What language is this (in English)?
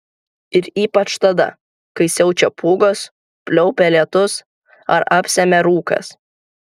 Lithuanian